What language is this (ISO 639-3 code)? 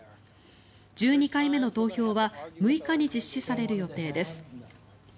jpn